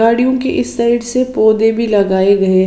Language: Hindi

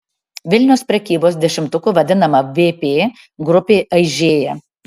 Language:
Lithuanian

